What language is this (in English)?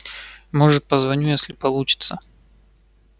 Russian